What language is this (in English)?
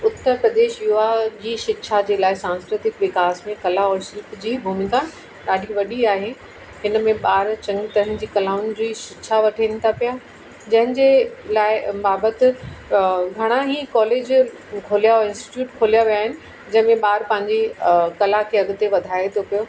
Sindhi